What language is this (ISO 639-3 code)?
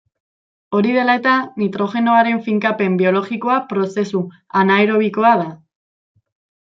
eus